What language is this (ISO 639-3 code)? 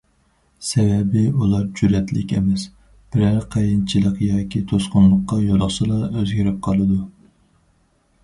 uig